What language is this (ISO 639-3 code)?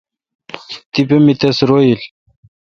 xka